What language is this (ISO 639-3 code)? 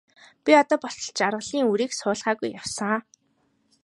mon